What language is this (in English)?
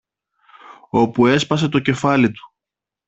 Greek